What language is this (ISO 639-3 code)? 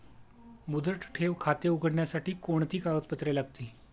mar